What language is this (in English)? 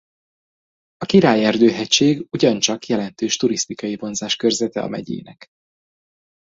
Hungarian